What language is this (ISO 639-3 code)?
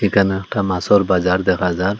ben